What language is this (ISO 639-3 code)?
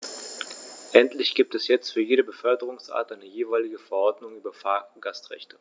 deu